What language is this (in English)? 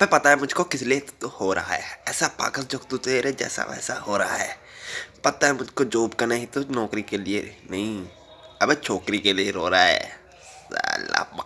Hindi